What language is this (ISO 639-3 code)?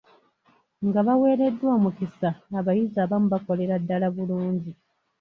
lug